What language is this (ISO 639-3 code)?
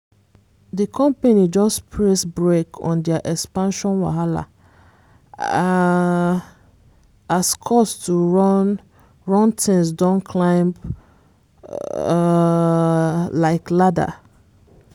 pcm